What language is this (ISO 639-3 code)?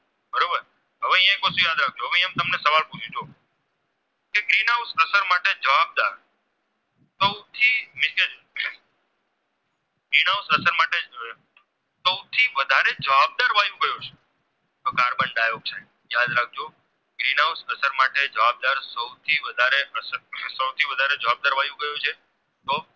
guj